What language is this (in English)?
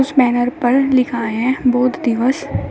Hindi